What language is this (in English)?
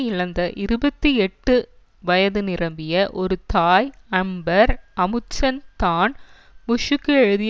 Tamil